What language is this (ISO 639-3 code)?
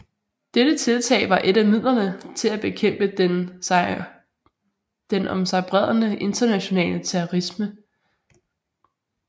dan